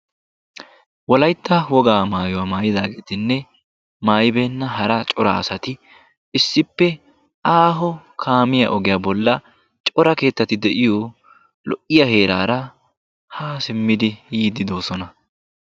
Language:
Wolaytta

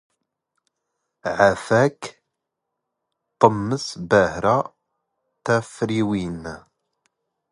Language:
Standard Moroccan Tamazight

